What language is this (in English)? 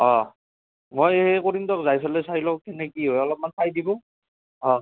Assamese